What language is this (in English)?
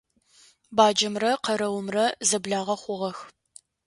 Adyghe